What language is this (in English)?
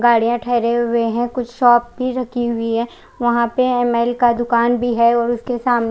Hindi